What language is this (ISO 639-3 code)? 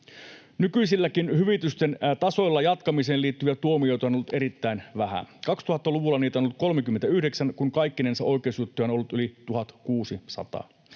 fin